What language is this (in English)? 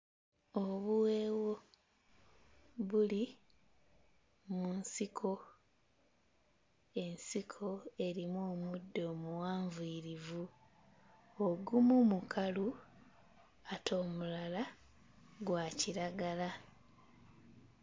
Ganda